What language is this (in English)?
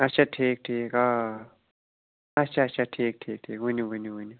Kashmiri